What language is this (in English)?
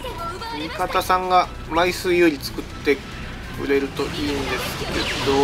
Japanese